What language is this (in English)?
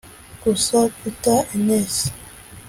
Kinyarwanda